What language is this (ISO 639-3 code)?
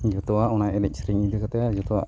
sat